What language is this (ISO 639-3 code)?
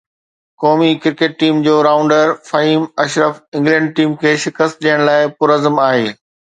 snd